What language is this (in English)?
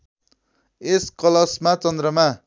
Nepali